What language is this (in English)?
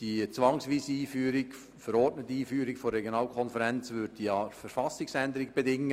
Swiss German